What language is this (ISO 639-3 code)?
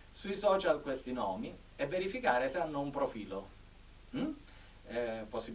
ita